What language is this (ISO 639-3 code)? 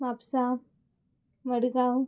kok